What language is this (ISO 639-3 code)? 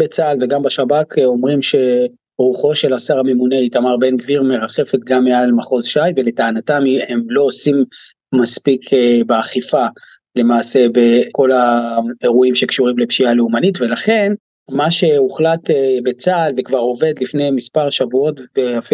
heb